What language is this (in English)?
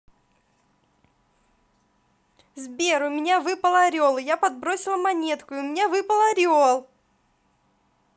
Russian